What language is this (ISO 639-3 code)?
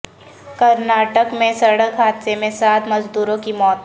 urd